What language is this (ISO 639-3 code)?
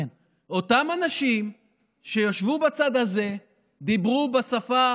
heb